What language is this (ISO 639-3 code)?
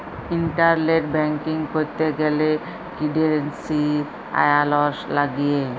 ben